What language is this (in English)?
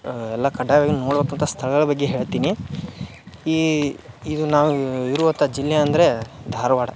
Kannada